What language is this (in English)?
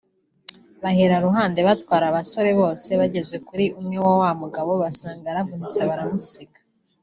Kinyarwanda